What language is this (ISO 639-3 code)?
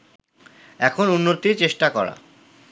ben